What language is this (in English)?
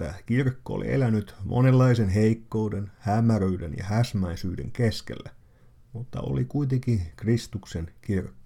Finnish